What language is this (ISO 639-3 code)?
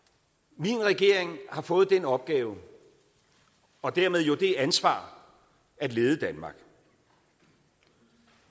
dan